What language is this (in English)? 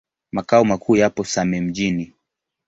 Swahili